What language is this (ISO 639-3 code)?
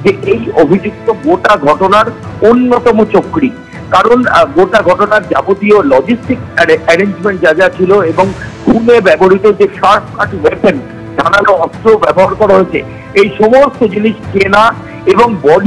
ben